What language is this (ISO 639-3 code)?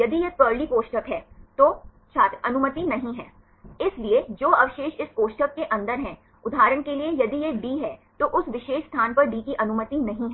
hin